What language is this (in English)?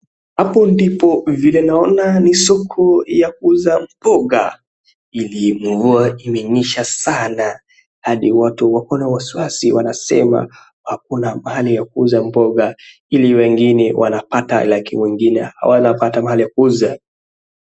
Swahili